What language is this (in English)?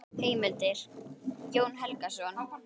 Icelandic